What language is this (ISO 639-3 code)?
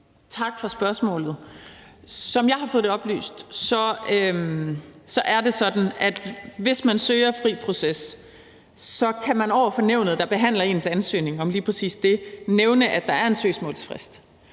dan